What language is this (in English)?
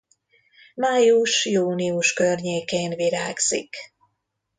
Hungarian